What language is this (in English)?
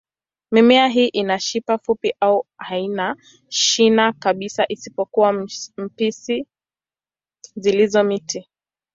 Swahili